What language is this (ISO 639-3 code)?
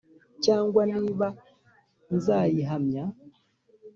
kin